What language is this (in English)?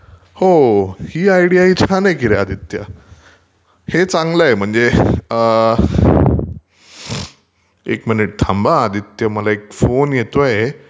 Marathi